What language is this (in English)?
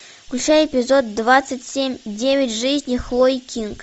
Russian